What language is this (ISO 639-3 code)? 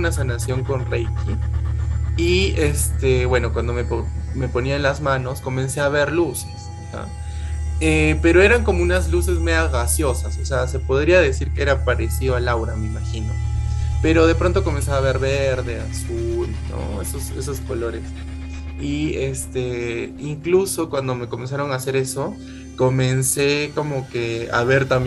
spa